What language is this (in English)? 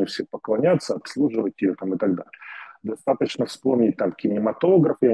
Russian